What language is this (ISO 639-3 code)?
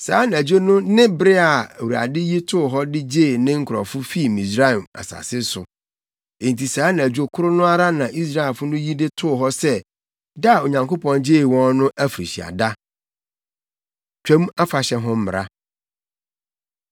aka